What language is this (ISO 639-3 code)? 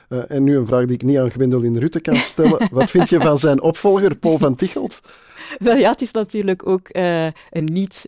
nld